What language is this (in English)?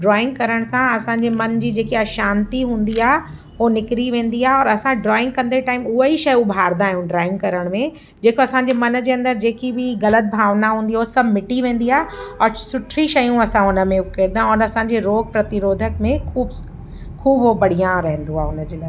Sindhi